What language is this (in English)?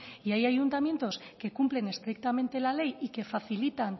Spanish